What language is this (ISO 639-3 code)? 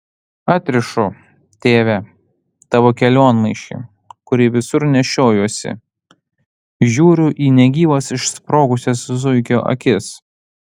lit